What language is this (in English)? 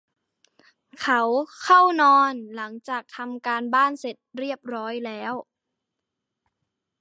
Thai